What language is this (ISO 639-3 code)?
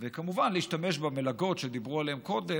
heb